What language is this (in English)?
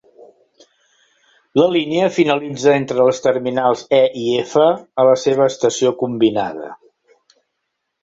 Catalan